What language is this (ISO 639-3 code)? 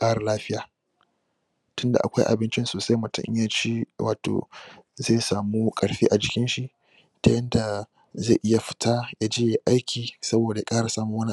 hau